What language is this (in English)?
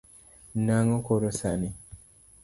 Luo (Kenya and Tanzania)